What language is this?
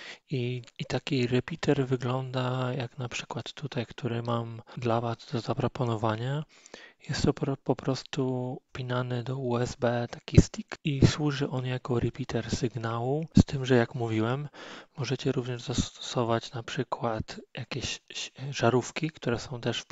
Polish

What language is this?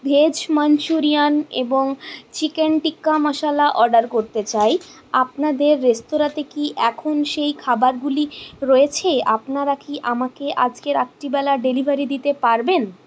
Bangla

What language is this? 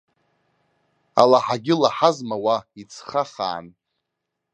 Abkhazian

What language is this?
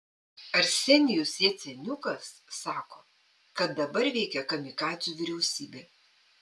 Lithuanian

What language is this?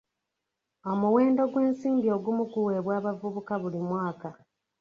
Ganda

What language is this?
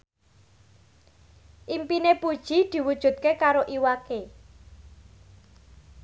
Javanese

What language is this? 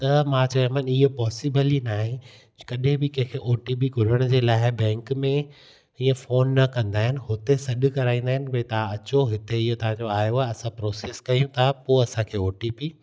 Sindhi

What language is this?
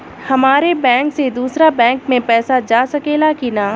Bhojpuri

